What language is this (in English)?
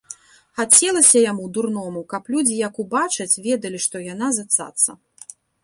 Belarusian